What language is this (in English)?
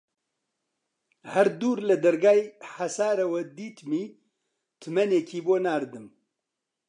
Central Kurdish